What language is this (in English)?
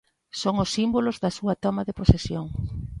Galician